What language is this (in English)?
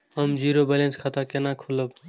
Maithili